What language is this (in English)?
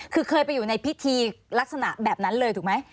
Thai